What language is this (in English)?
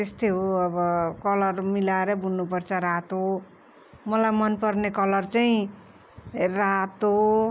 Nepali